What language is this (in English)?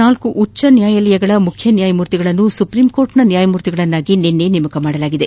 Kannada